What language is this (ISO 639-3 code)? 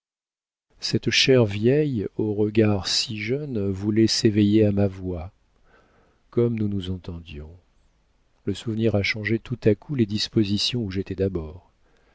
fra